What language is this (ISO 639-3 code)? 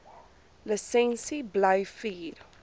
afr